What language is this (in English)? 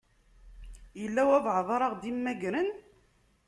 Kabyle